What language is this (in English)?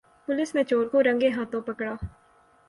Urdu